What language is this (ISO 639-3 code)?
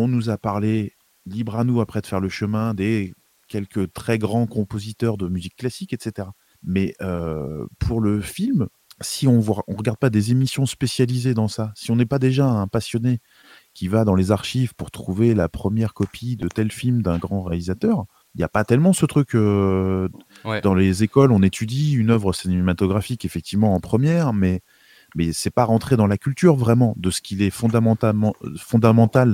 fra